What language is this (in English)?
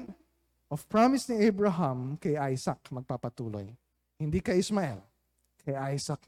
Filipino